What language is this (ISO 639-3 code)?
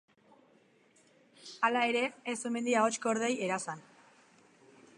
eus